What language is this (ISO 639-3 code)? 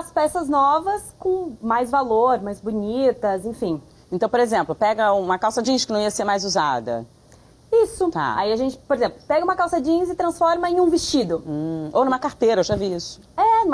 por